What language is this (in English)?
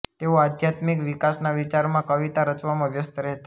Gujarati